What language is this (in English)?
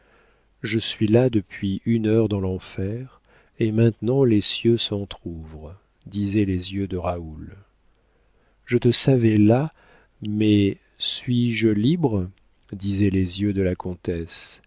French